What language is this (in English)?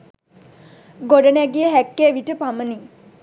Sinhala